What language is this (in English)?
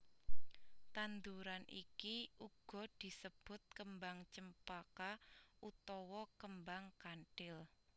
Javanese